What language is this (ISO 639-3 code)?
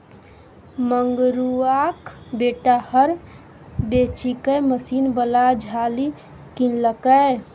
mai